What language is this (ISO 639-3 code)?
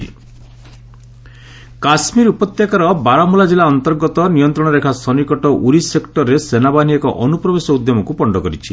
ori